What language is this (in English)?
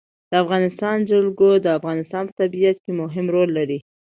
Pashto